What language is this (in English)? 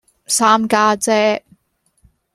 Cantonese